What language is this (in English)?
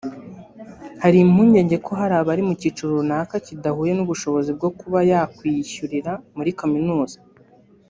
Kinyarwanda